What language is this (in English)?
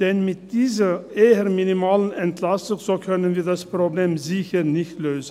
Swiss German